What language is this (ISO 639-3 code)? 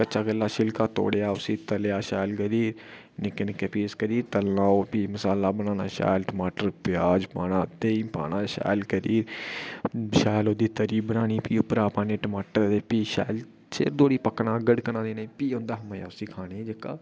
doi